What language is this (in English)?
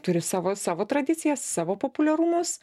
Lithuanian